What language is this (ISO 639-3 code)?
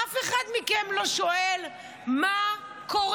heb